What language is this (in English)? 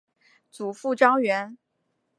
Chinese